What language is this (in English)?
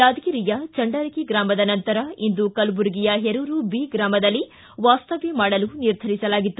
Kannada